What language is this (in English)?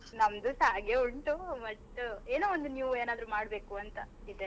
Kannada